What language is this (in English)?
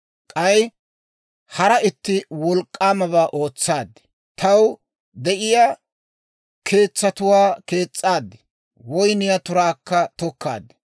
Dawro